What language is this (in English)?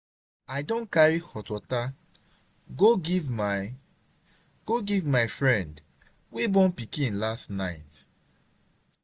Nigerian Pidgin